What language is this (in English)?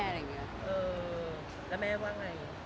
Thai